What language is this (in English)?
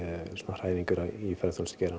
Icelandic